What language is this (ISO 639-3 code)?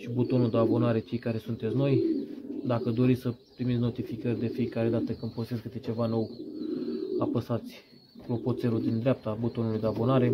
ron